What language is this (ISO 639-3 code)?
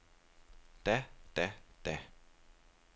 dan